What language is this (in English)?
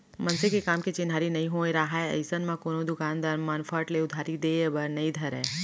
Chhattisgarhi